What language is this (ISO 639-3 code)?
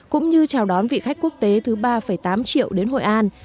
vie